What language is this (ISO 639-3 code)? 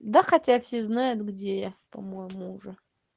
rus